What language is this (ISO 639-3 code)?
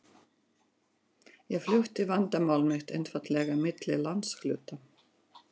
isl